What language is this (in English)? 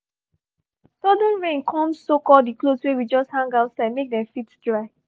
Nigerian Pidgin